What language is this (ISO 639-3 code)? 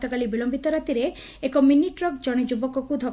ori